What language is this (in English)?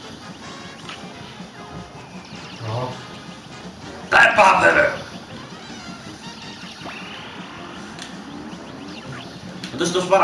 Italian